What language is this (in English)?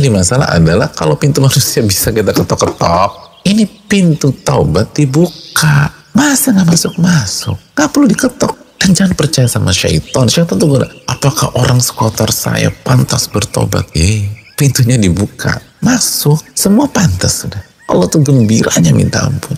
Indonesian